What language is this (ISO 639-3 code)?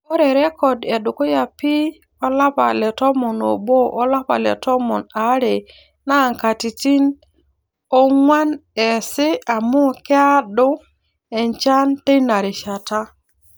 mas